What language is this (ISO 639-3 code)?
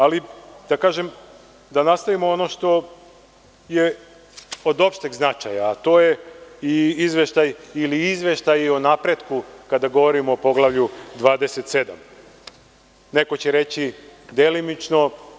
srp